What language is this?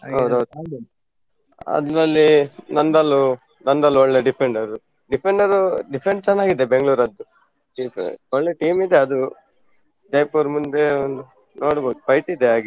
Kannada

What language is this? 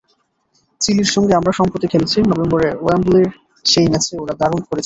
Bangla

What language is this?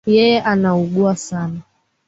Swahili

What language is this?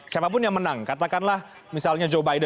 Indonesian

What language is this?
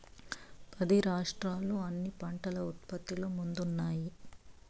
Telugu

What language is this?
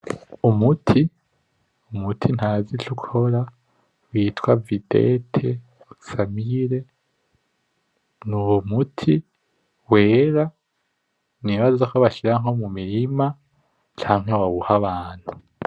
Rundi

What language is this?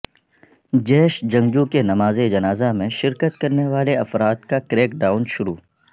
Urdu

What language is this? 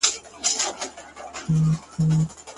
Pashto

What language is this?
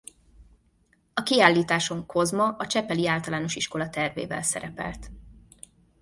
Hungarian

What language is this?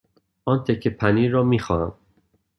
Persian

